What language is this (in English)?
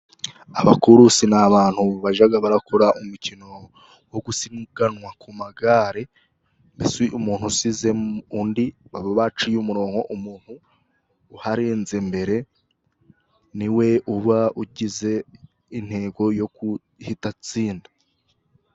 Kinyarwanda